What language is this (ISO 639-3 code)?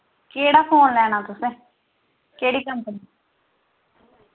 doi